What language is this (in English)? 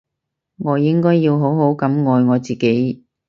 Cantonese